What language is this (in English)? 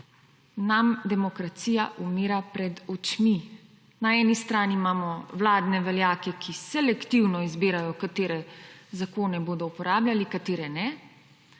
Slovenian